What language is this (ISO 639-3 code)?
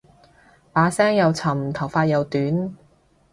yue